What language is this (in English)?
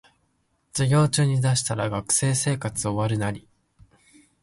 Japanese